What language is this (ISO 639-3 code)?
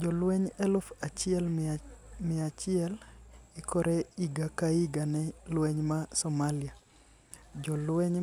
luo